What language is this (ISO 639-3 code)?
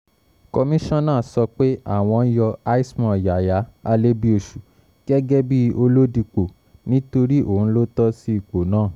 yor